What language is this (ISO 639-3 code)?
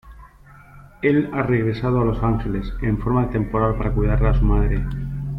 spa